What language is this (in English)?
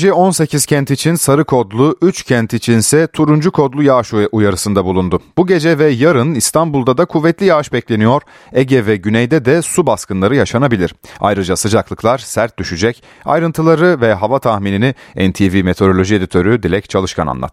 Turkish